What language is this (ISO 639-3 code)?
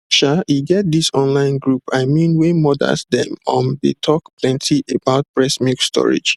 pcm